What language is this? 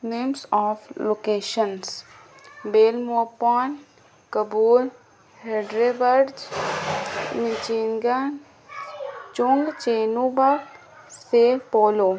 Urdu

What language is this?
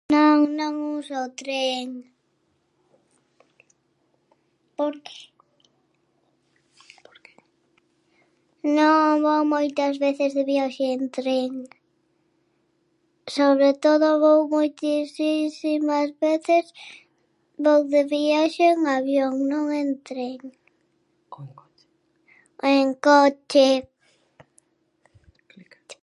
Galician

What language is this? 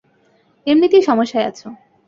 Bangla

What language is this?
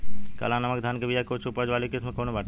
Bhojpuri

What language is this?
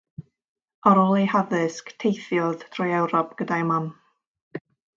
Welsh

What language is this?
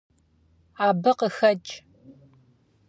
Kabardian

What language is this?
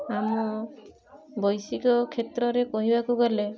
Odia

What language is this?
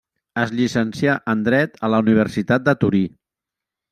Catalan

